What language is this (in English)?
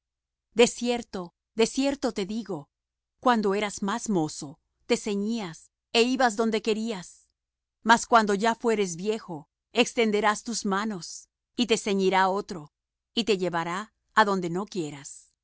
Spanish